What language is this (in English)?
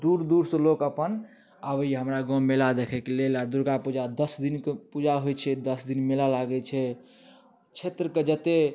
Maithili